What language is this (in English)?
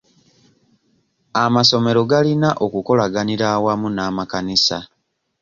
Ganda